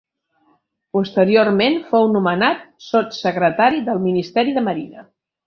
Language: Catalan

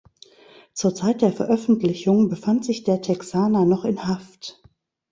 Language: German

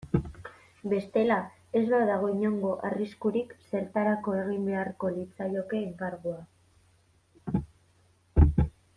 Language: Basque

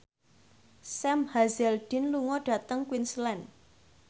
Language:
Javanese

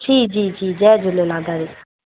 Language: Sindhi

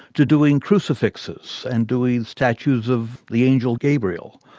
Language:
English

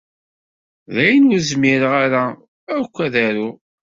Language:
Kabyle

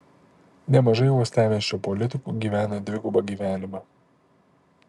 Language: Lithuanian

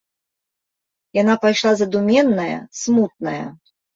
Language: Belarusian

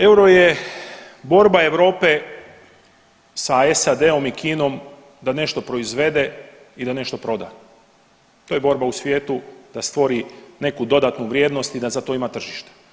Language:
Croatian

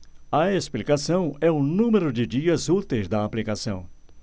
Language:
Portuguese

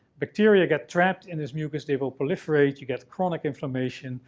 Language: English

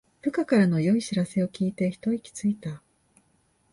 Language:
Japanese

